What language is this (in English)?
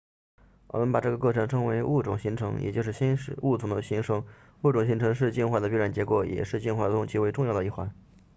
Chinese